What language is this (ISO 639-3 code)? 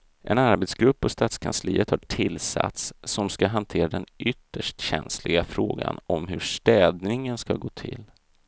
swe